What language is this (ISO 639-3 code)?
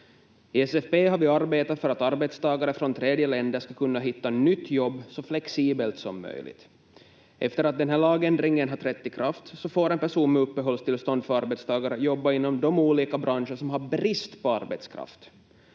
fin